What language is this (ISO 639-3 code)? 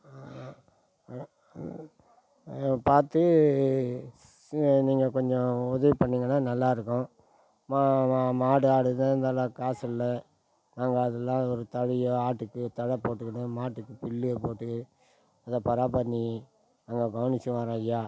tam